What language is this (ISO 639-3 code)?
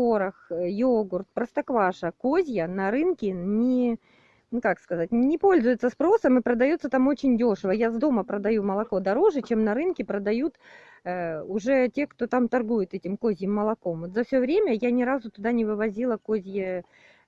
rus